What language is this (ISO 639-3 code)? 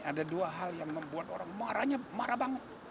ind